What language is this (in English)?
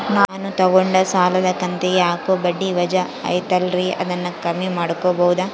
Kannada